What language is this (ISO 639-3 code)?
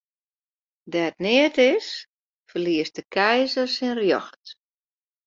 fry